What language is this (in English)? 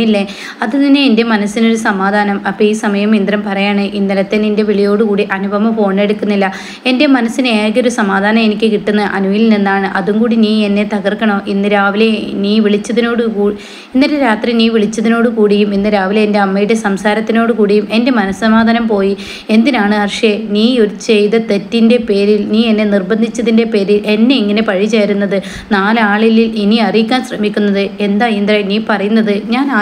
Malayalam